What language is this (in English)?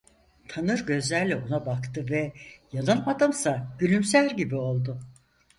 Turkish